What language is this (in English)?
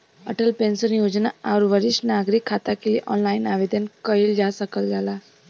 Bhojpuri